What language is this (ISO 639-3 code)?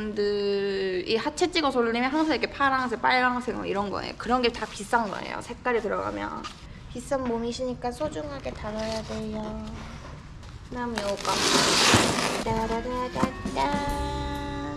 kor